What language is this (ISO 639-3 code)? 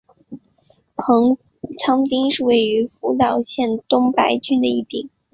zho